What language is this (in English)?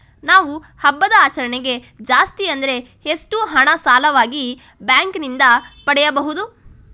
Kannada